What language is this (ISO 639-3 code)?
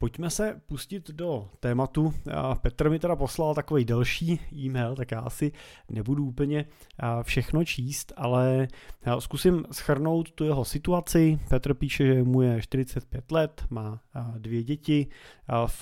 ces